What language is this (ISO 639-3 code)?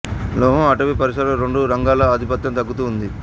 tel